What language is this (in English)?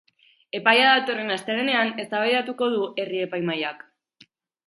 Basque